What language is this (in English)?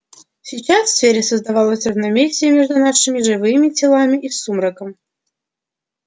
Russian